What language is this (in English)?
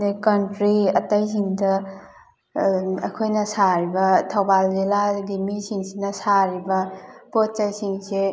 Manipuri